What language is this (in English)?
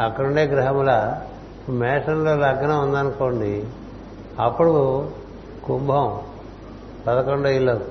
Telugu